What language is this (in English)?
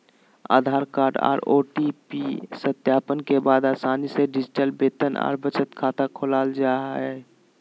Magahi